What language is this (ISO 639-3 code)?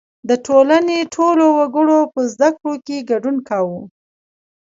pus